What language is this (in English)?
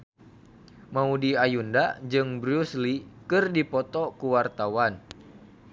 Sundanese